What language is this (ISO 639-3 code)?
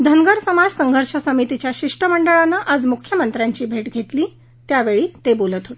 mar